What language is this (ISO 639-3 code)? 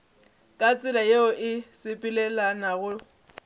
nso